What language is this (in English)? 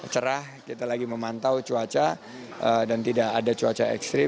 Indonesian